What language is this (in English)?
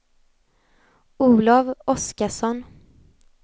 Swedish